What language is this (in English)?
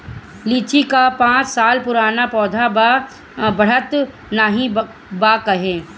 Bhojpuri